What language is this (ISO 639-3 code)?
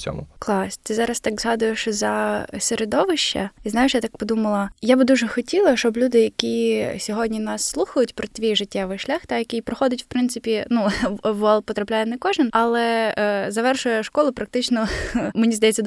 ukr